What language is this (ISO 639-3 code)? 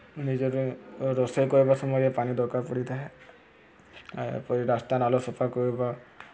ori